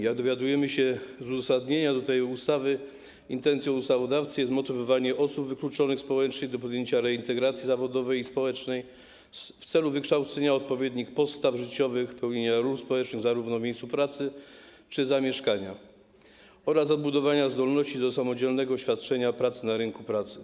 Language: Polish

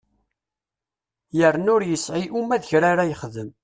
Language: Kabyle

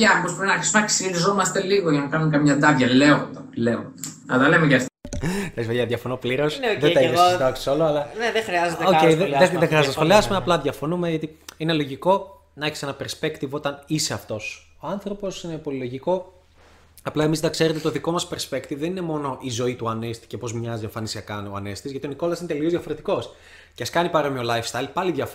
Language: Greek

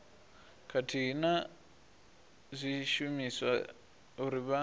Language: Venda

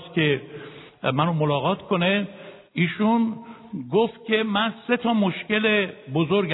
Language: Persian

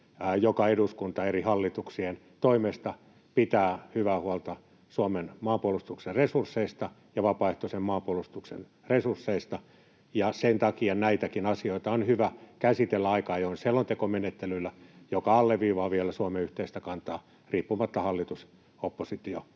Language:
Finnish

